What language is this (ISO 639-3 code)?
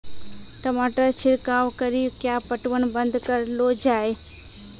mai